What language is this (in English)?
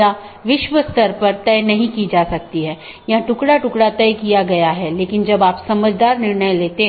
Hindi